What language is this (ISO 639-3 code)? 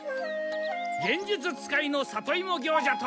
jpn